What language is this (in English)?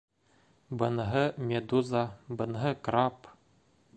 Bashkir